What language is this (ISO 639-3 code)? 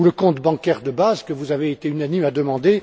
fra